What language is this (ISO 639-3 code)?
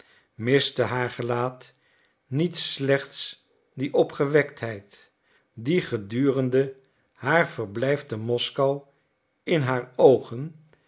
nld